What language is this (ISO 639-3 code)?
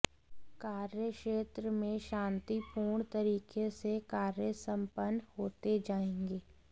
hin